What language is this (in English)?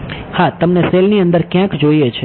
Gujarati